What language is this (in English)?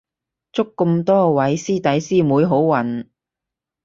Cantonese